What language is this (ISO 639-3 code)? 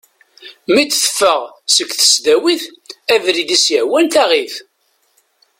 kab